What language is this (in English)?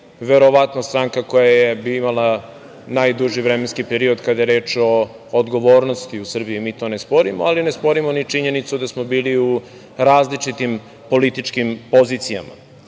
Serbian